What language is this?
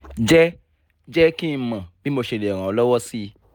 Yoruba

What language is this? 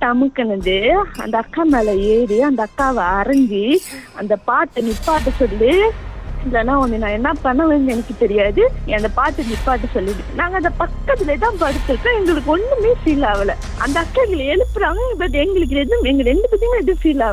Tamil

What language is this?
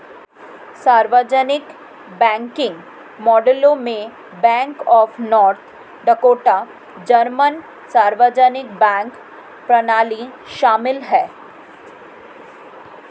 Hindi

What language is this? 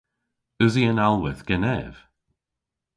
Cornish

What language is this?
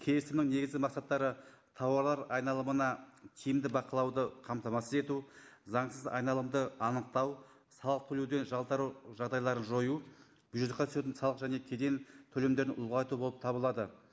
Kazakh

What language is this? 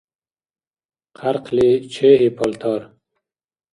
Dargwa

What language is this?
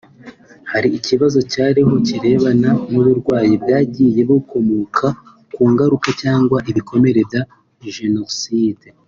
Kinyarwanda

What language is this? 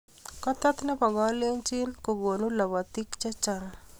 Kalenjin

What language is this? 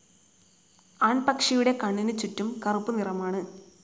Malayalam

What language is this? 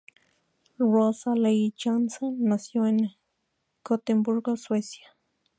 Spanish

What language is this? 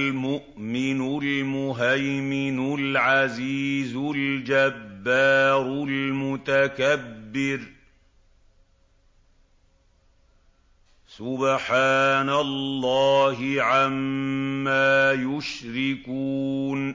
Arabic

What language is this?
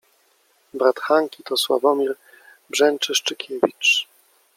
Polish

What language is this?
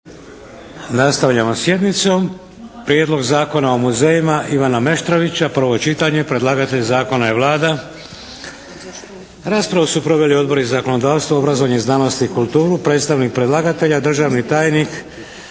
Croatian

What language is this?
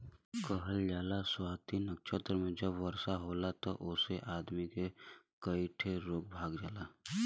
Bhojpuri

